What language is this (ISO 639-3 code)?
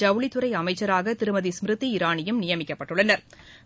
tam